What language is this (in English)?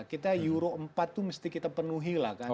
Indonesian